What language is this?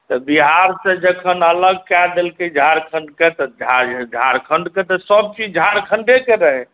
Maithili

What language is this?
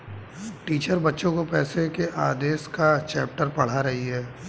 Hindi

